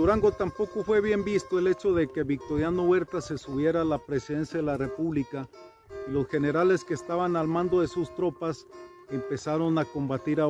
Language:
Spanish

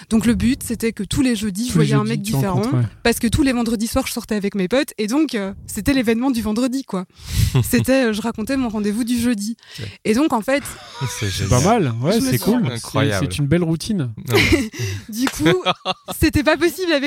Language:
French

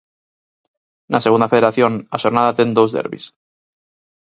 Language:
Galician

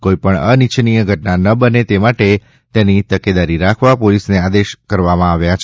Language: Gujarati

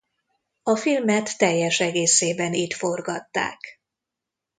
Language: Hungarian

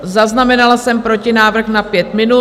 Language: Czech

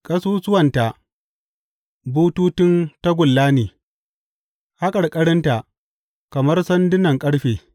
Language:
Hausa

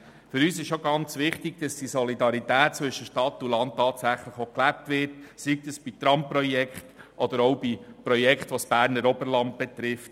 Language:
Swiss German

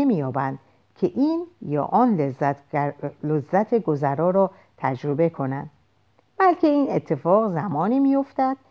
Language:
Persian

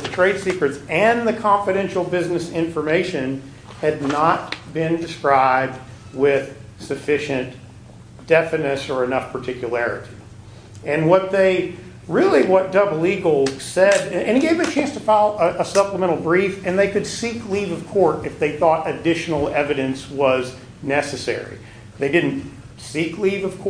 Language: English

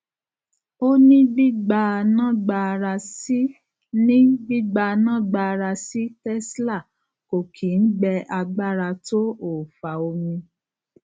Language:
Yoruba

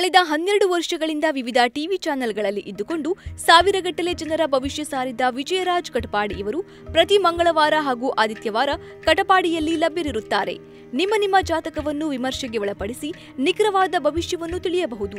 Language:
Kannada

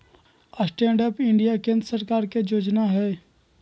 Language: Magahi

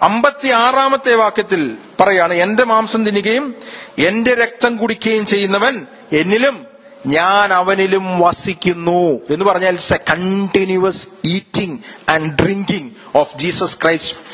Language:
Malayalam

